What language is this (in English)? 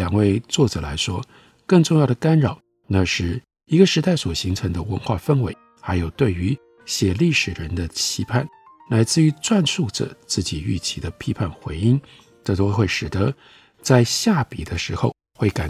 Chinese